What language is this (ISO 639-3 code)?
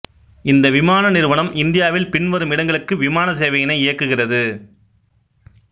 tam